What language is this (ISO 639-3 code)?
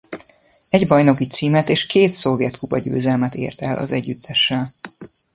hun